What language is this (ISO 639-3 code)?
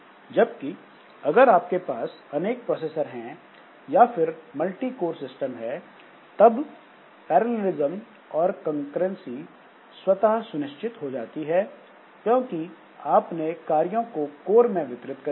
hin